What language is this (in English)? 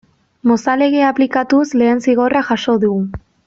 Basque